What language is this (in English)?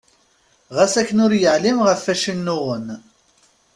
Kabyle